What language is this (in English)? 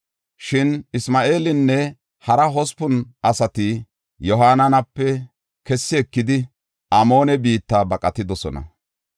Gofa